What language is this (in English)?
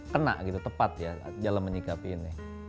Indonesian